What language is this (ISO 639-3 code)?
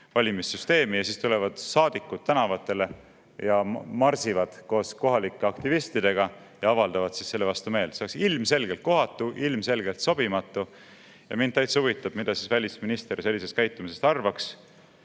est